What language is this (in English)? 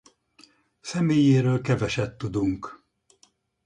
Hungarian